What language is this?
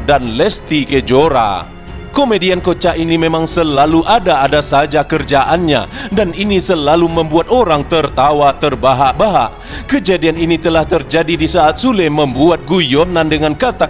Indonesian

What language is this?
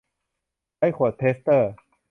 Thai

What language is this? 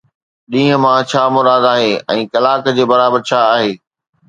Sindhi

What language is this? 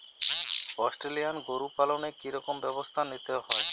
Bangla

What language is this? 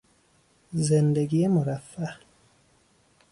Persian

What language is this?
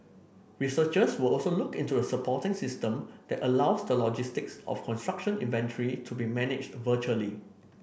English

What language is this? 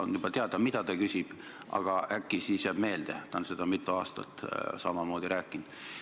Estonian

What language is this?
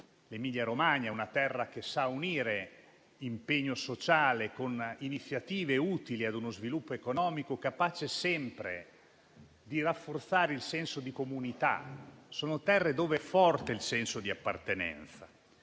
Italian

